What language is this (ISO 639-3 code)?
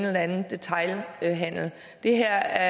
dan